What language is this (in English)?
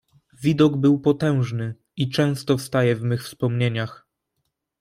Polish